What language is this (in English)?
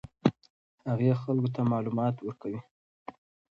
Pashto